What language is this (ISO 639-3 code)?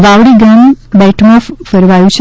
guj